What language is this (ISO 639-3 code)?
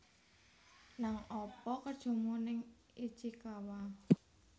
jav